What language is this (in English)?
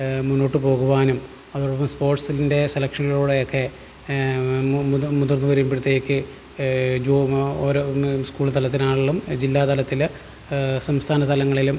Malayalam